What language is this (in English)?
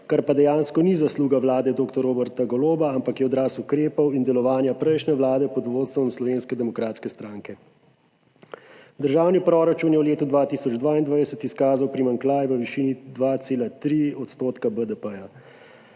Slovenian